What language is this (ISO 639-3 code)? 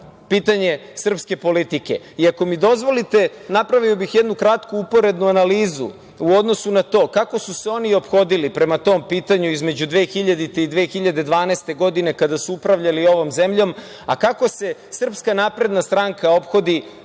srp